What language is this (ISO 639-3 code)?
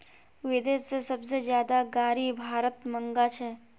mag